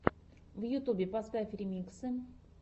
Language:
Russian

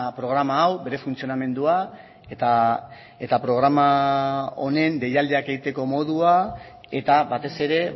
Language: Basque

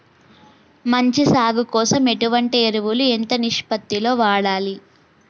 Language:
Telugu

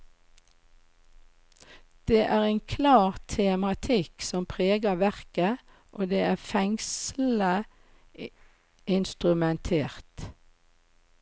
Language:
Norwegian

